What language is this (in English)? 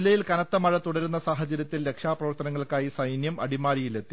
Malayalam